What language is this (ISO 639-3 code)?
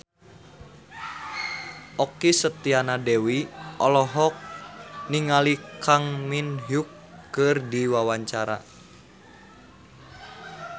sun